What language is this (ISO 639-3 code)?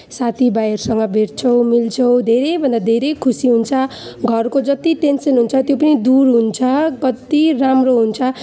nep